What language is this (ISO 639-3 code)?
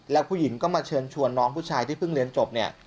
tha